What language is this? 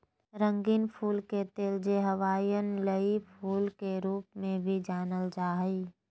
Magahi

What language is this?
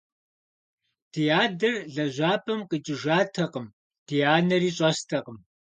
Kabardian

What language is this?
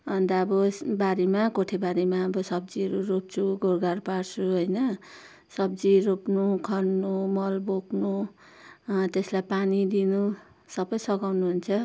Nepali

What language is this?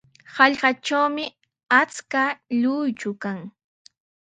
Sihuas Ancash Quechua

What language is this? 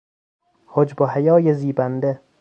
Persian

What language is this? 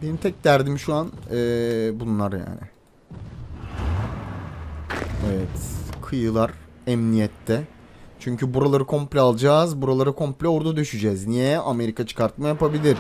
Turkish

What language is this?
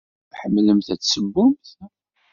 Kabyle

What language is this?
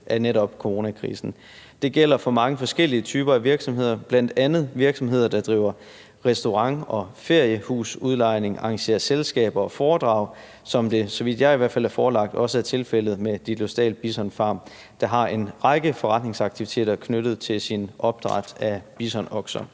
Danish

